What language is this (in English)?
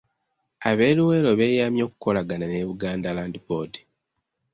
Ganda